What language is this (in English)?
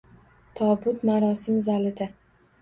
Uzbek